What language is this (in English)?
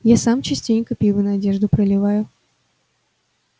Russian